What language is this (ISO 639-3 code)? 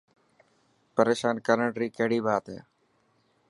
mki